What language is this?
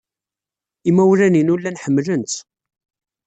Kabyle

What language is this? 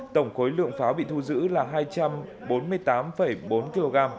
Vietnamese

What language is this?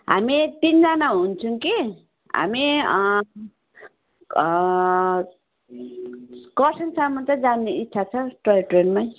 Nepali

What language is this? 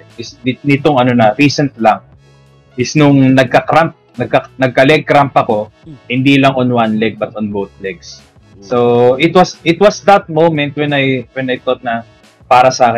Filipino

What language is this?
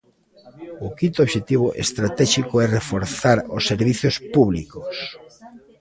Galician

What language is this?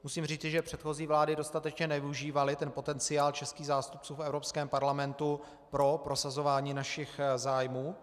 Czech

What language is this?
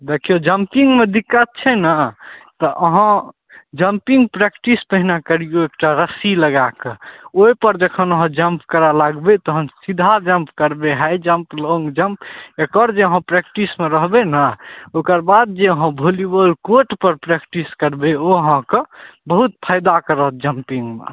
Maithili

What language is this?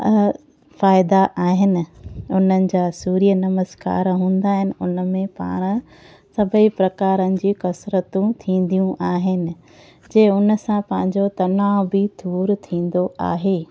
Sindhi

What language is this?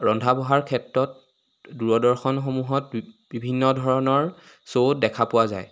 Assamese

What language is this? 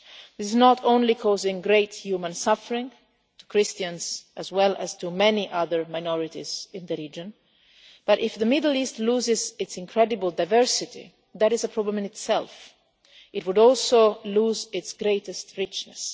English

